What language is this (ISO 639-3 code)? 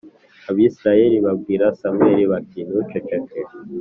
kin